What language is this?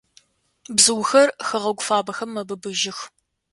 Adyghe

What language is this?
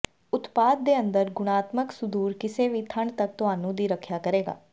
Punjabi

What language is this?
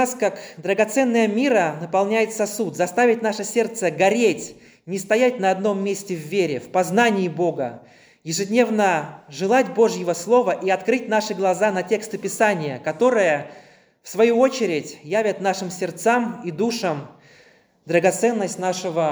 Russian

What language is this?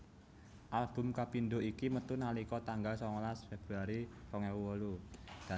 Javanese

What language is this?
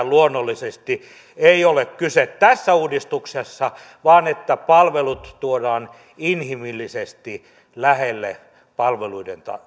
Finnish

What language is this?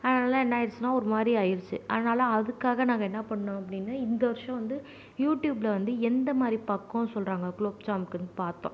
Tamil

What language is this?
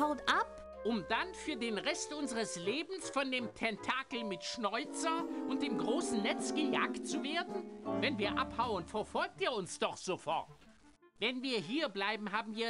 German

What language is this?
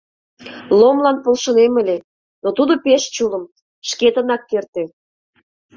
Mari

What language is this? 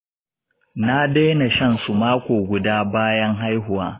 Hausa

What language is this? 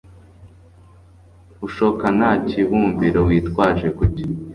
Kinyarwanda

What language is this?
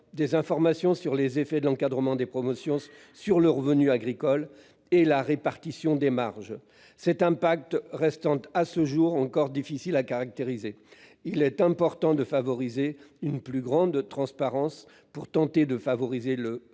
French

